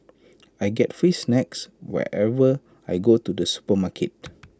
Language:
English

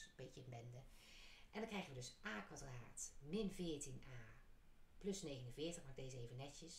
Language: Dutch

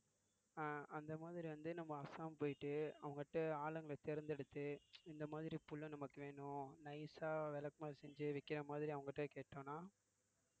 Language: Tamil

